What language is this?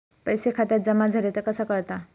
Marathi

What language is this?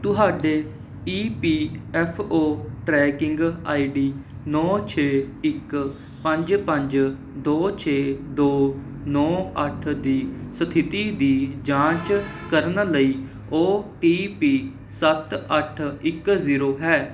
Punjabi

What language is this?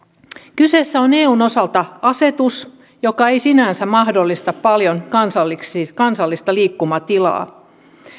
Finnish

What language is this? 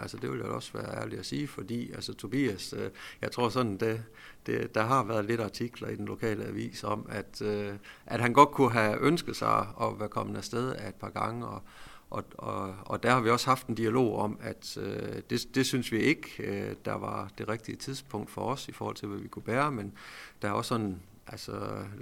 Danish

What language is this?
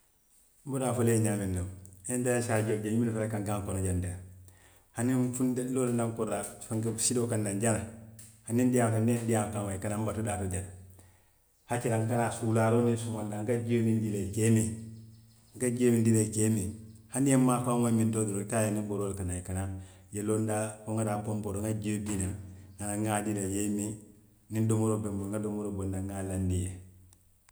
Western Maninkakan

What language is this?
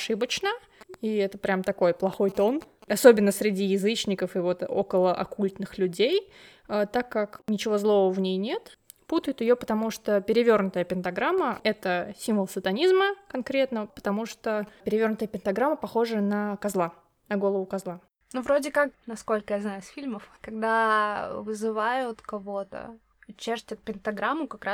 Russian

